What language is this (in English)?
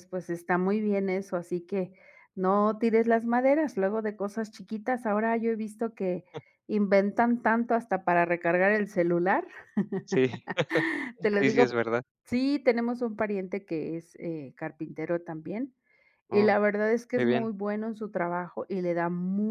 Spanish